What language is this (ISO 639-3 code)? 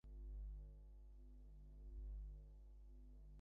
ben